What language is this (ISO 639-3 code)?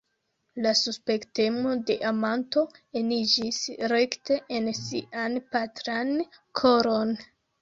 epo